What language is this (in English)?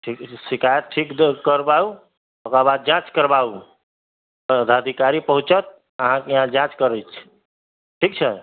Maithili